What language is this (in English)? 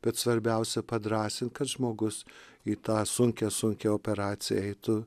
Lithuanian